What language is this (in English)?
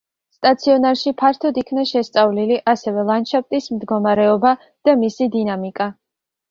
Georgian